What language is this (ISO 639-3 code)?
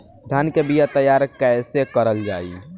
bho